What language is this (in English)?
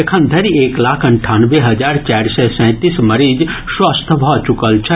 Maithili